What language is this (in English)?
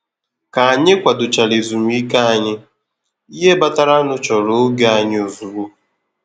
Igbo